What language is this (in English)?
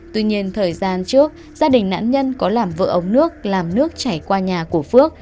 Vietnamese